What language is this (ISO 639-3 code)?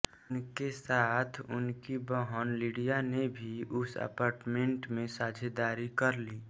hin